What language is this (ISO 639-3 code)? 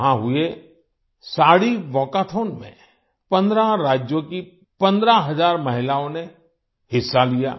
hin